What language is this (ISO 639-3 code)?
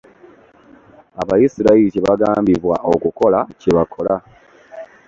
lug